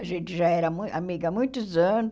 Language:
Portuguese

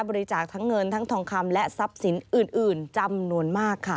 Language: Thai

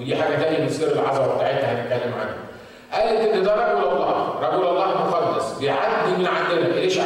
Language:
Arabic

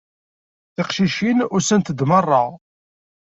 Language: Kabyle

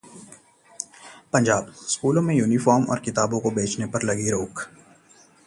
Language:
Hindi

